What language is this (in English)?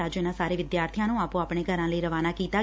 Punjabi